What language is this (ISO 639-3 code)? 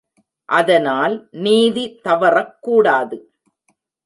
tam